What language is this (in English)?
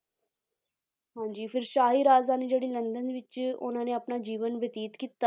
Punjabi